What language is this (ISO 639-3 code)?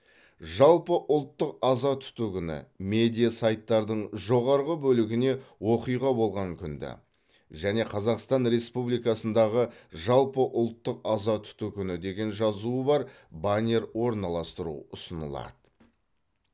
kaz